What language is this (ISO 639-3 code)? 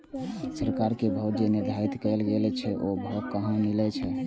mai